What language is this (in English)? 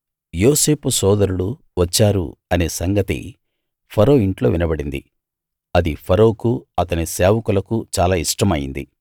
Telugu